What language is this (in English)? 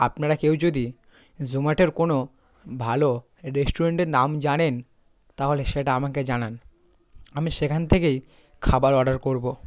Bangla